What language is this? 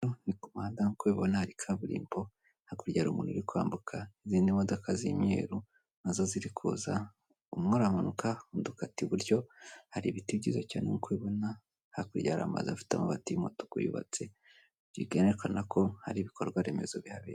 Kinyarwanda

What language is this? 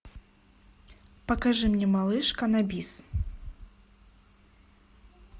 Russian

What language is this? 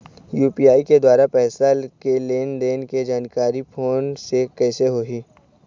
Chhattisgarhi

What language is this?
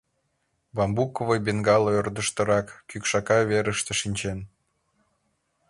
Mari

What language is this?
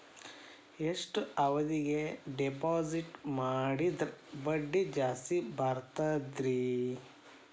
Kannada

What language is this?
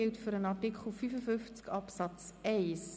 Swiss German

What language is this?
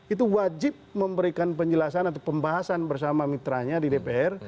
Indonesian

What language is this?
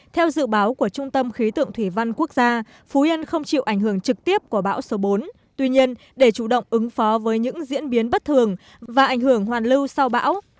Vietnamese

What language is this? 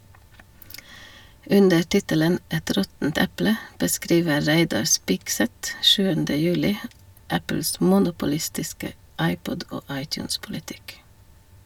Norwegian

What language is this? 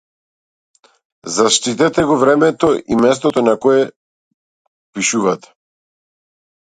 Macedonian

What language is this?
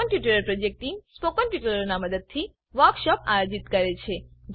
Gujarati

